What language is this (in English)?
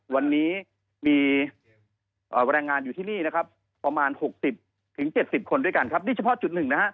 Thai